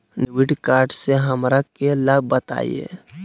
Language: Magahi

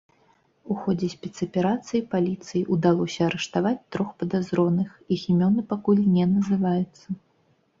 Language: Belarusian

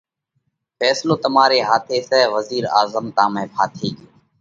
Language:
Parkari Koli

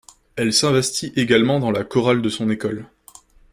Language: French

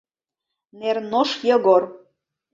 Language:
Mari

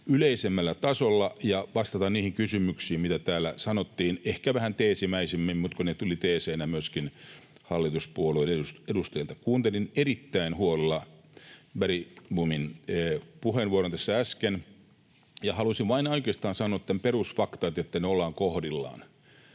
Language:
Finnish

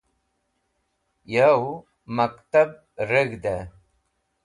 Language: Wakhi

